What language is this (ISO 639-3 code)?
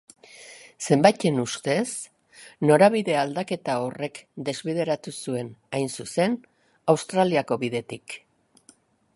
eus